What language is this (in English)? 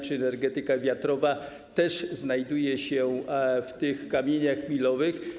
Polish